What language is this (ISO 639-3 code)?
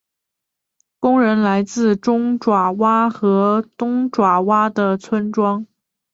zho